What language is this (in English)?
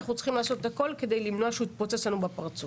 Hebrew